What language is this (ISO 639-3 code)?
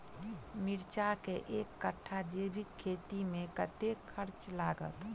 mai